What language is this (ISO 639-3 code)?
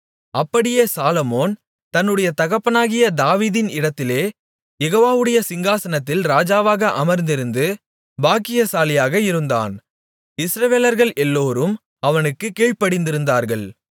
tam